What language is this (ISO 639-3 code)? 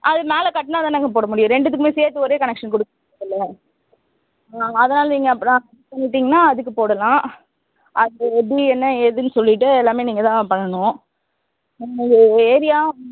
tam